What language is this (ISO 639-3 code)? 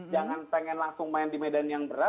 ind